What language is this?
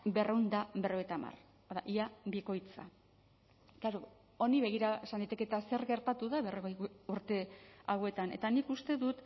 Basque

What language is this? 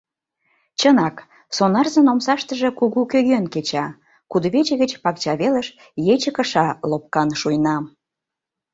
Mari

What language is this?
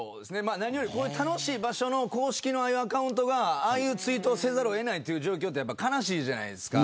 Japanese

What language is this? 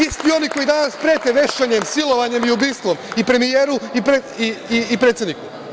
Serbian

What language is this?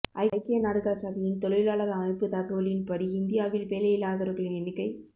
Tamil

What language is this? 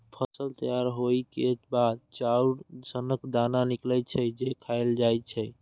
Maithili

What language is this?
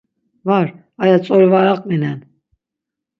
Laz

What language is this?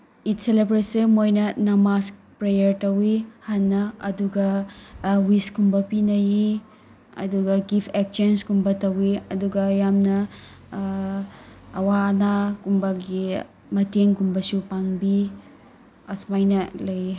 Manipuri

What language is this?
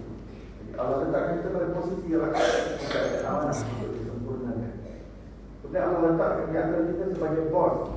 Malay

